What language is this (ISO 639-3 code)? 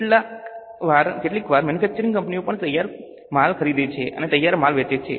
guj